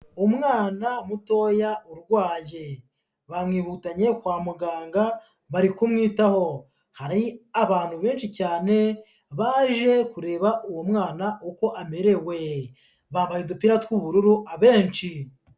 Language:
Kinyarwanda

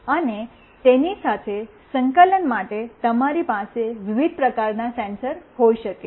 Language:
Gujarati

